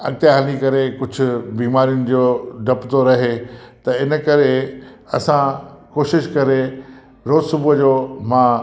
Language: Sindhi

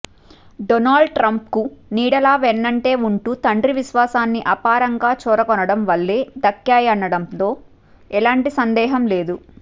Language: Telugu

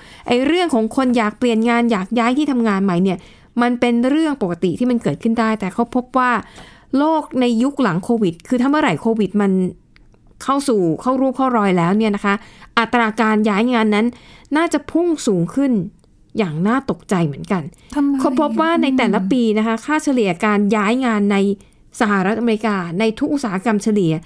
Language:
Thai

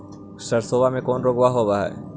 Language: Magahi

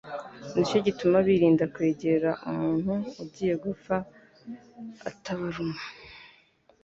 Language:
Kinyarwanda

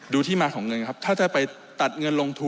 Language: Thai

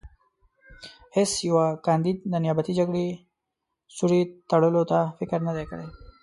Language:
Pashto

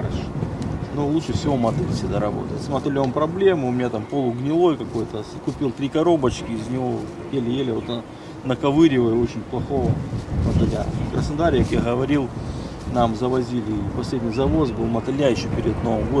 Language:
Russian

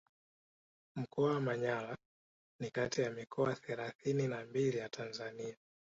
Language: Swahili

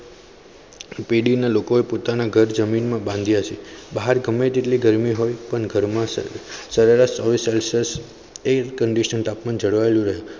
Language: Gujarati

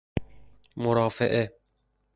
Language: Persian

